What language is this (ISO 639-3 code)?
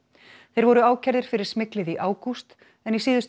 isl